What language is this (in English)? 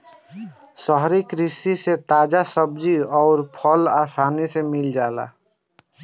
Bhojpuri